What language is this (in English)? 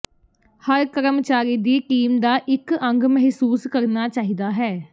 Punjabi